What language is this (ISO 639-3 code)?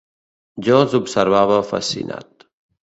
cat